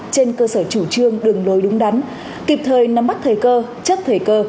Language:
Vietnamese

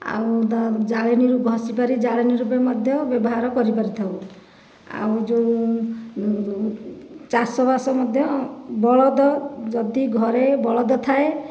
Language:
Odia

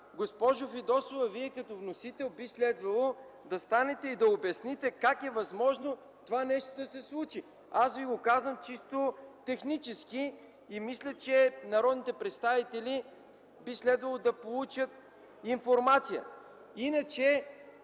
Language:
Bulgarian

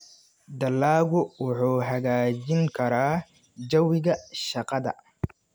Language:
Somali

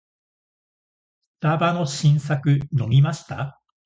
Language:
Japanese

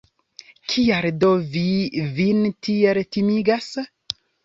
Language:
Esperanto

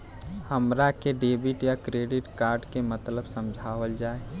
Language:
Bhojpuri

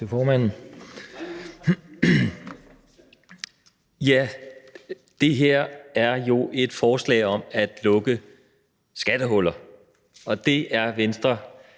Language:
Danish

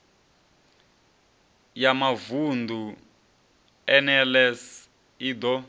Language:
Venda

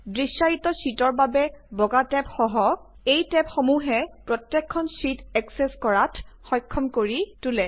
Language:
Assamese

